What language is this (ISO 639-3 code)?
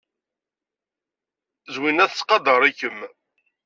kab